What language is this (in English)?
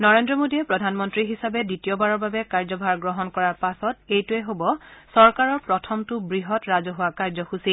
Assamese